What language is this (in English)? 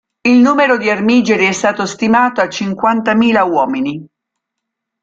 Italian